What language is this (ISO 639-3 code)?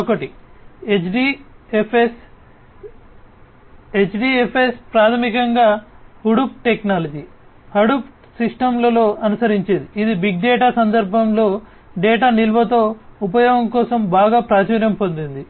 tel